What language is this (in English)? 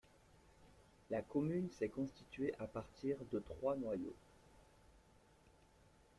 French